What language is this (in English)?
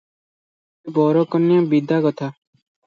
Odia